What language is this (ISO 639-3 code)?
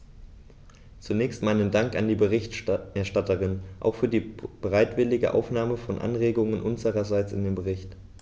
deu